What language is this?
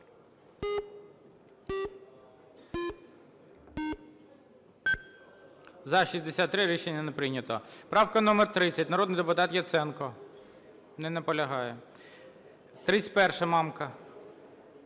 Ukrainian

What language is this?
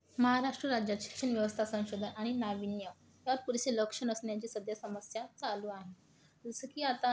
Marathi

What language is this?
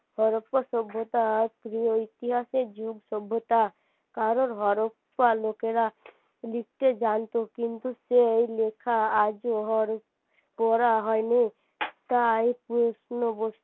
Bangla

